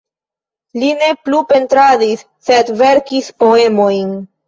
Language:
Esperanto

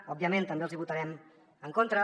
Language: Catalan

